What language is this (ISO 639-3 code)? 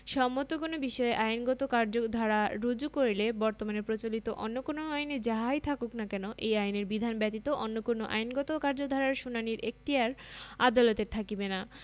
ben